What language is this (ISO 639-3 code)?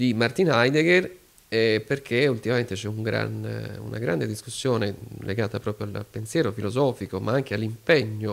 ita